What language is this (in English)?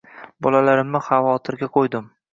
Uzbek